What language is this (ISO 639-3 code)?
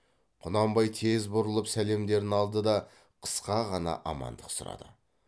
kaz